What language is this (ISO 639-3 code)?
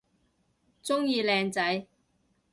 yue